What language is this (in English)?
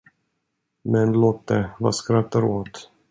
Swedish